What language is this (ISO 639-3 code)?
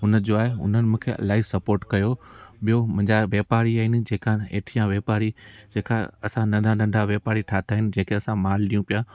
snd